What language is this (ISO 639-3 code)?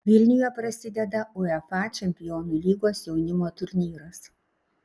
lit